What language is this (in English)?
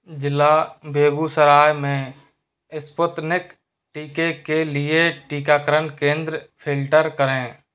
Hindi